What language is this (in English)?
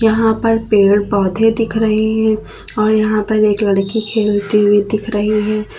Hindi